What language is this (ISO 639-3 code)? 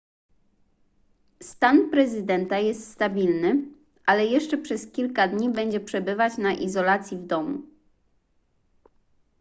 pol